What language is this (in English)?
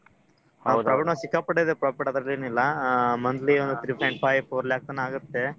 Kannada